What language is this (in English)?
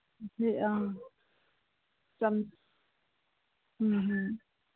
Manipuri